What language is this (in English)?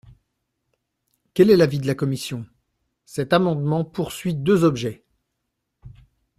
French